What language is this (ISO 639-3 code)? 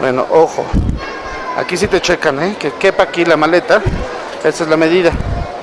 spa